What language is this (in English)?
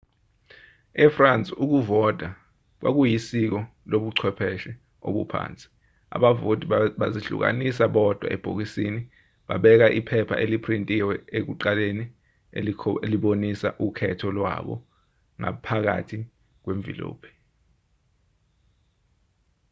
Zulu